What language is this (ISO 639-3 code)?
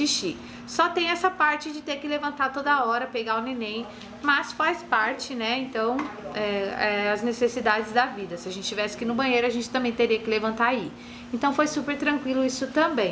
por